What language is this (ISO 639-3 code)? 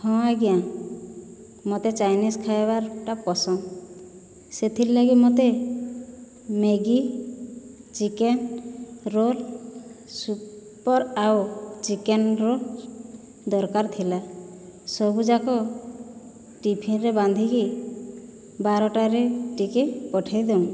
ori